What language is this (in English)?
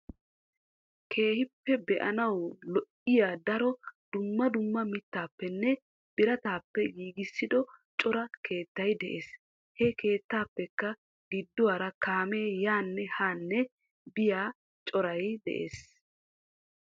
Wolaytta